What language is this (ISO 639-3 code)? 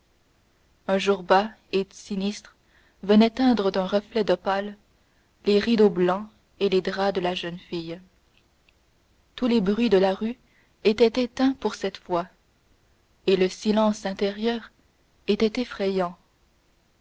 fra